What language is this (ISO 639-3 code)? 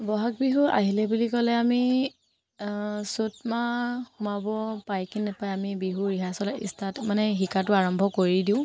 asm